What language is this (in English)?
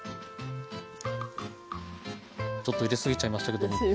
Japanese